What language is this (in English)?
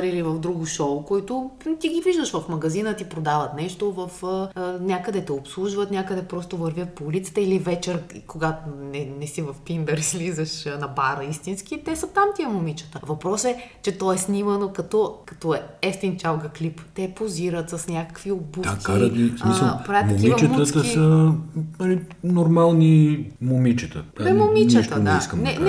Bulgarian